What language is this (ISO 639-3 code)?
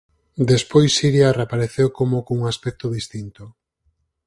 glg